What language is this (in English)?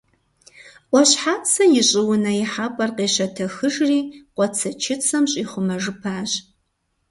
Kabardian